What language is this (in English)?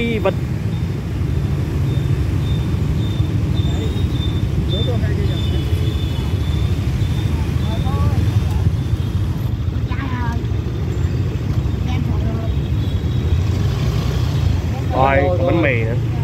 Vietnamese